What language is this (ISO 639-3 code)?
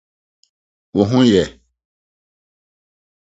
aka